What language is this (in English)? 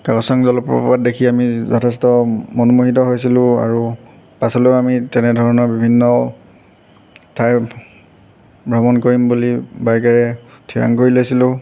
Assamese